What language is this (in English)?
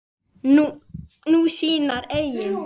Icelandic